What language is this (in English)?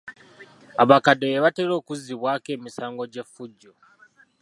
Ganda